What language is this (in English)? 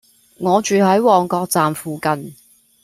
Cantonese